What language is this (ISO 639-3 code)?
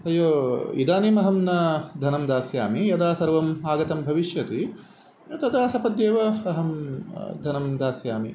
san